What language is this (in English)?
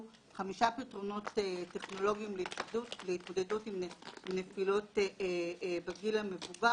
Hebrew